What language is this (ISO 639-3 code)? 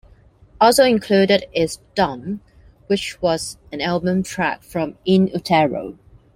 eng